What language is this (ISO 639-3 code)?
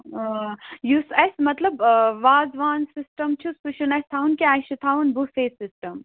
kas